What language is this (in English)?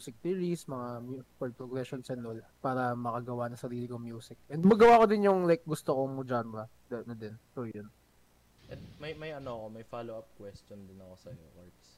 Filipino